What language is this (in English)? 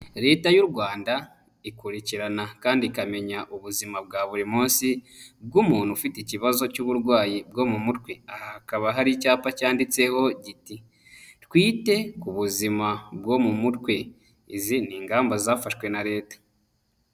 Kinyarwanda